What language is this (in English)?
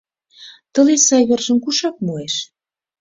Mari